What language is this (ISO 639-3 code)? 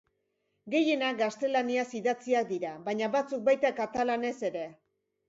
eus